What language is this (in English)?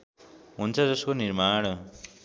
Nepali